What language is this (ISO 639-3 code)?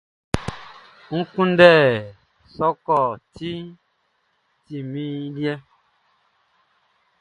bci